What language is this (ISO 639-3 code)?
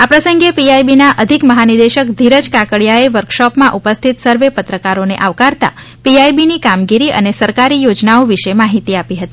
guj